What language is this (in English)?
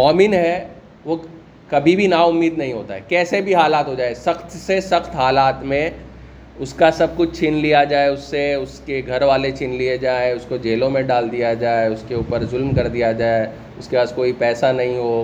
Urdu